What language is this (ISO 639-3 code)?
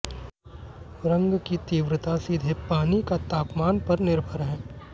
hin